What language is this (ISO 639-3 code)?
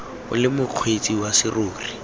tsn